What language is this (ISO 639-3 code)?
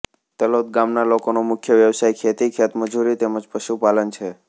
guj